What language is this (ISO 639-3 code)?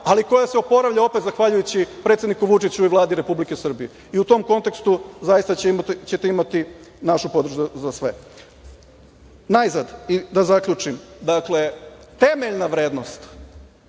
srp